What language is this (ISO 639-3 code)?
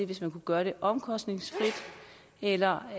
dan